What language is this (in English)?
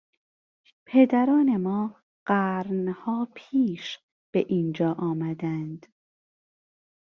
Persian